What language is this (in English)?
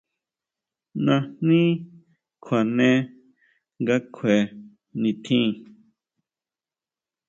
Huautla Mazatec